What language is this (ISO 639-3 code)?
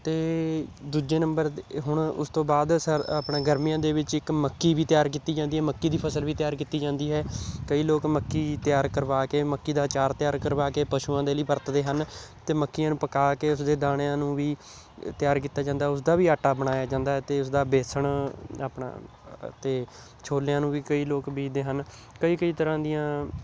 pan